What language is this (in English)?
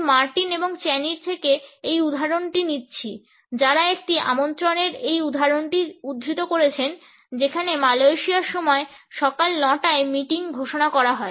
Bangla